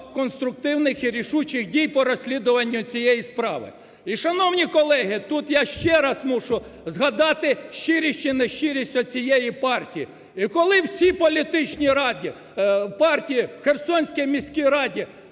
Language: Ukrainian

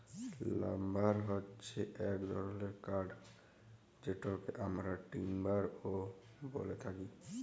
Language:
Bangla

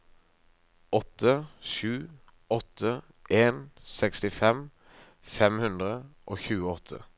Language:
Norwegian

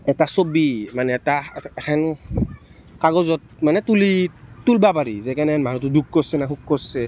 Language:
Assamese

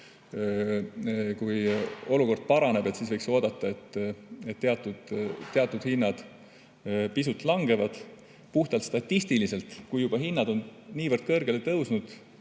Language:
Estonian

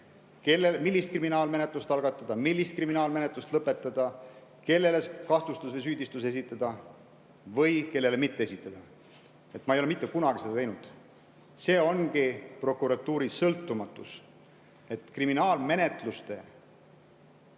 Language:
Estonian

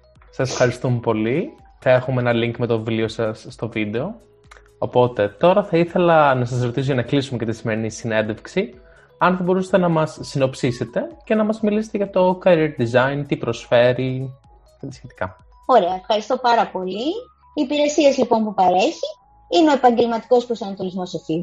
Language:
Greek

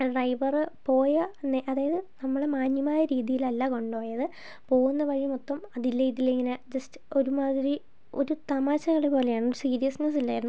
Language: Malayalam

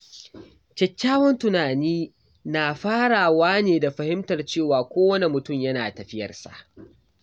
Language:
Hausa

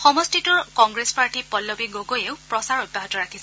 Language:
Assamese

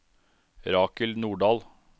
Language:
Norwegian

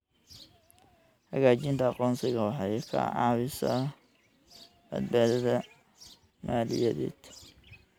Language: Somali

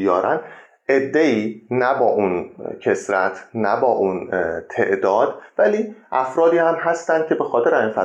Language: Persian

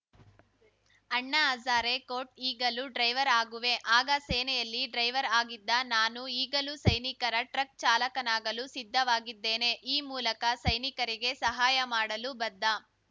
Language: Kannada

